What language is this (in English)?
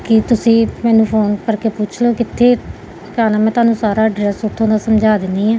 Punjabi